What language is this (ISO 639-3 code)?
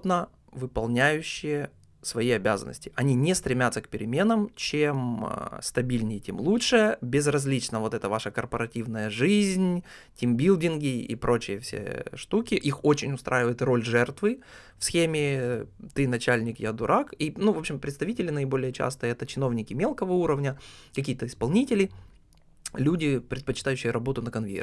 rus